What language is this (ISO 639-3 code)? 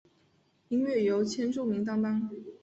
zho